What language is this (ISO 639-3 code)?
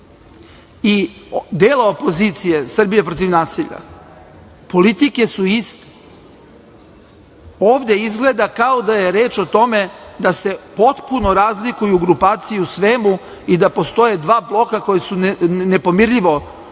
srp